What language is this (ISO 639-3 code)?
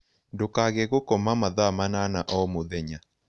kik